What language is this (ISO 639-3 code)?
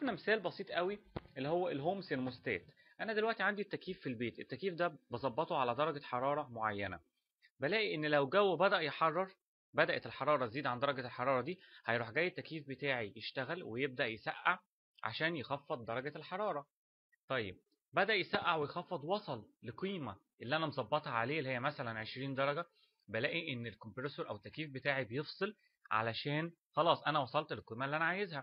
ara